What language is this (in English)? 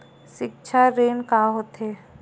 Chhattisgarhi